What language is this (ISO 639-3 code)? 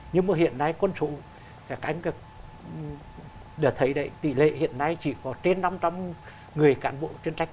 vie